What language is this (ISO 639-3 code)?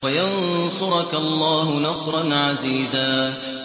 ara